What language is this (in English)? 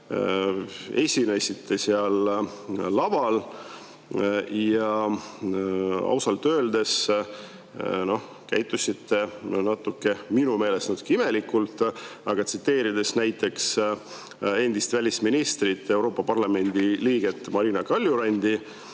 Estonian